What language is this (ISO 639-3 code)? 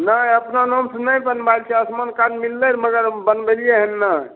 mai